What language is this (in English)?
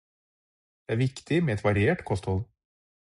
Norwegian Bokmål